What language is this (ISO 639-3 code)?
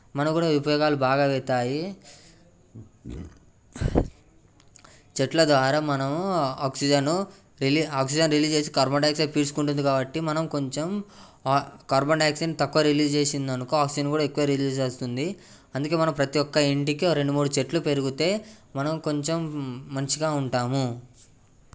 tel